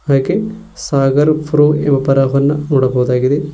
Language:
Kannada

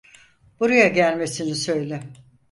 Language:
Turkish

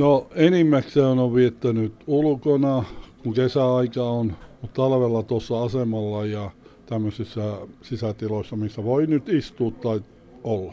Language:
Finnish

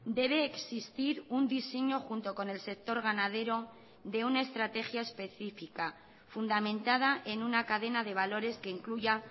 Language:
Spanish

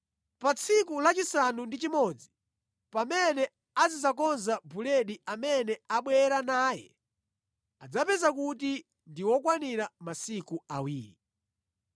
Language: Nyanja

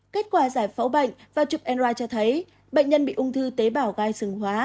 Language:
Vietnamese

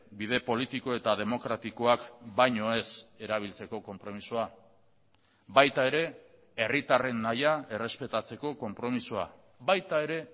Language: Basque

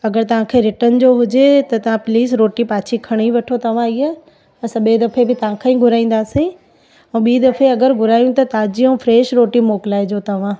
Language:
Sindhi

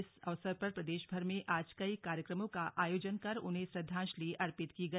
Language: Hindi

